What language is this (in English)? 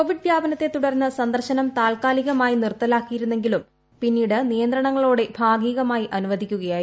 Malayalam